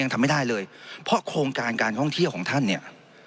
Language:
Thai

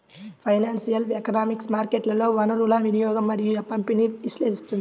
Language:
Telugu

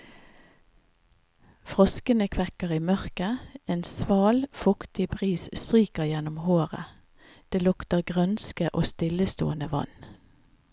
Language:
Norwegian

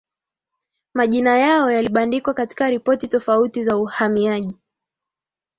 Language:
Swahili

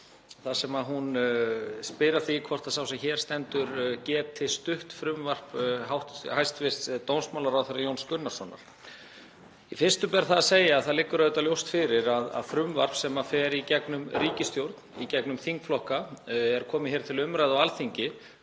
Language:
Icelandic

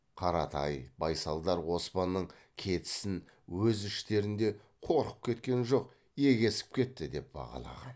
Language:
Kazakh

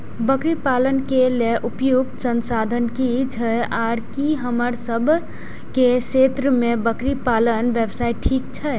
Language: Maithili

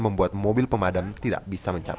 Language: Indonesian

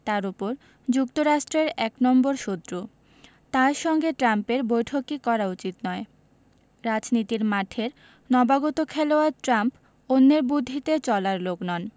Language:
Bangla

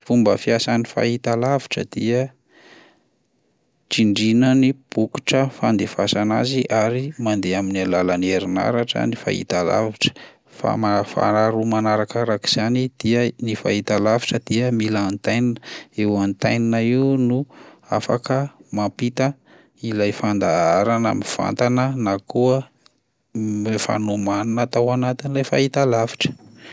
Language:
Malagasy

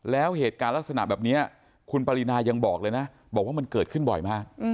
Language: Thai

